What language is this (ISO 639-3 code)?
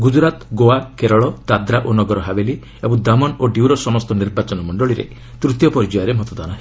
ori